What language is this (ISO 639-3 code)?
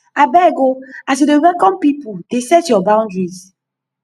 pcm